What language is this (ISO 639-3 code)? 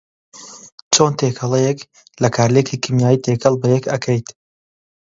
ckb